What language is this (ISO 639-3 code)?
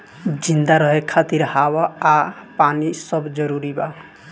bho